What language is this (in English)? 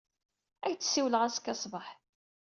Kabyle